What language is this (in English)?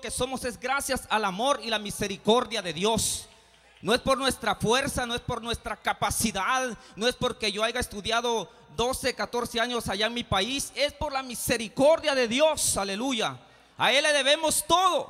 Spanish